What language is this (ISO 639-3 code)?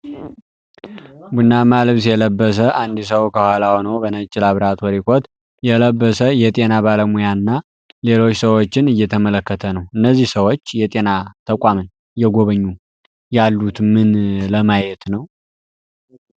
amh